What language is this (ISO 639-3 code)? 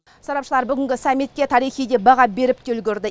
kaz